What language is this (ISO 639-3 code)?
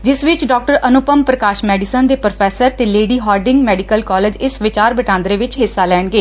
pan